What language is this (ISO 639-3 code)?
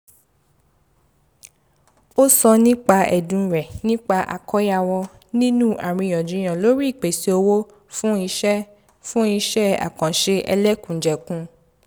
yor